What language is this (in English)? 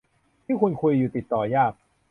Thai